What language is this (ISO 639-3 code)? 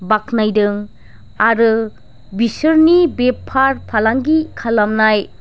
brx